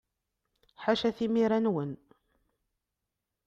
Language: Kabyle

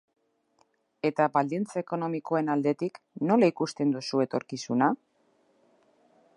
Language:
Basque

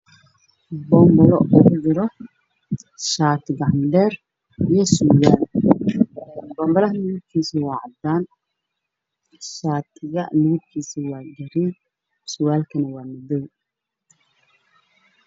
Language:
Somali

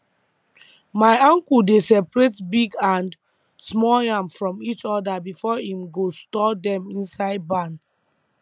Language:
Nigerian Pidgin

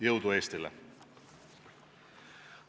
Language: Estonian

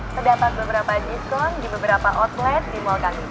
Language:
Indonesian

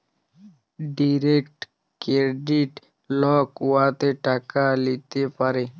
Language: Bangla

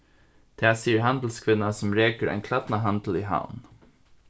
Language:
Faroese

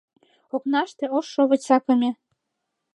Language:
Mari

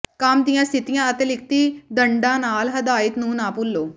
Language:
Punjabi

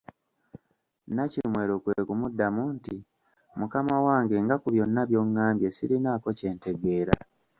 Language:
Ganda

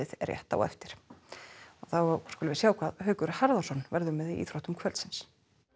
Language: Icelandic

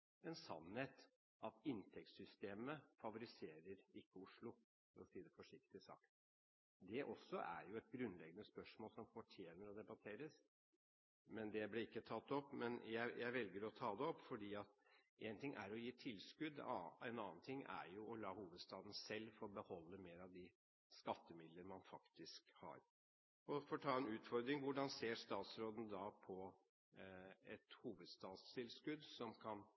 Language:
Norwegian Bokmål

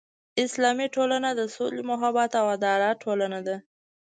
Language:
Pashto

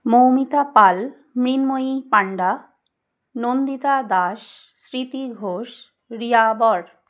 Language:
Bangla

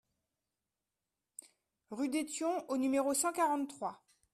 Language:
French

